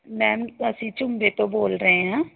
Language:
Punjabi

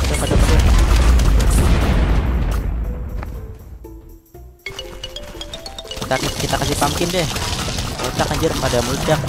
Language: Indonesian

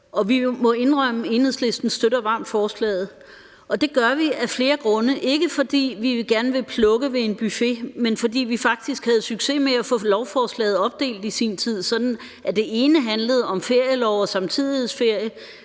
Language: Danish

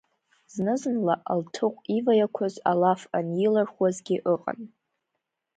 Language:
Abkhazian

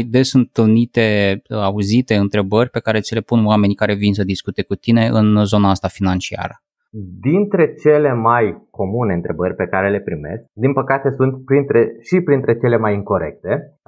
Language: Romanian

